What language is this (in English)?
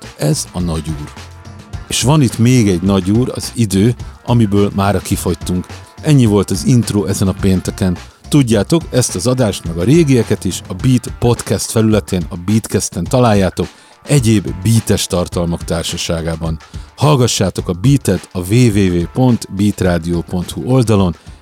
Hungarian